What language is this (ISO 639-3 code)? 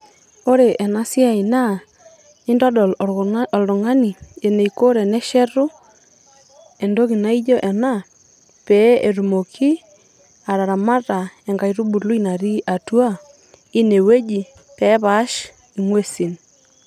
mas